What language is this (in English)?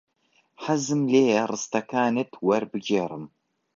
Central Kurdish